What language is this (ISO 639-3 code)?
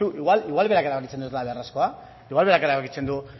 eus